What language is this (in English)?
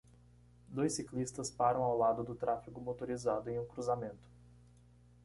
Portuguese